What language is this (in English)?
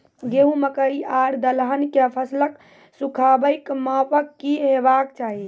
Maithili